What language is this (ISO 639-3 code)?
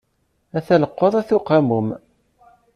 kab